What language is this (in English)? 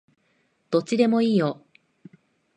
Japanese